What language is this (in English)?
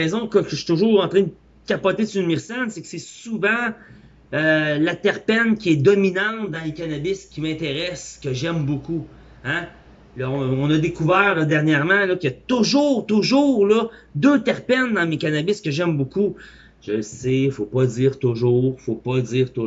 French